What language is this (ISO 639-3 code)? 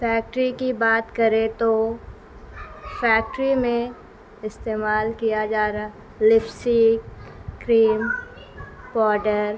urd